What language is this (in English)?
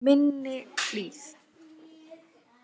Icelandic